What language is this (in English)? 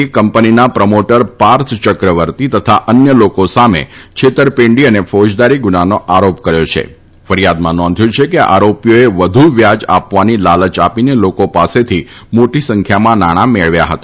Gujarati